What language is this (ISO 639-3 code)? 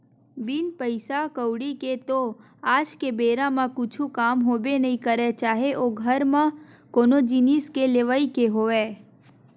hne